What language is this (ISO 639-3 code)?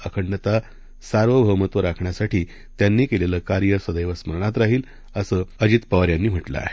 mar